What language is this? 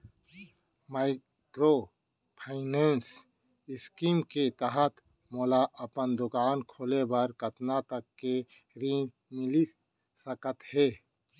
Chhattisgarhi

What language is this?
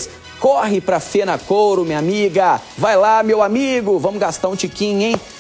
Portuguese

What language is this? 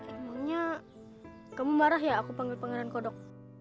Indonesian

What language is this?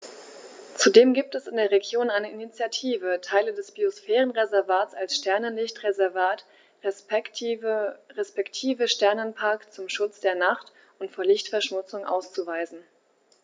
German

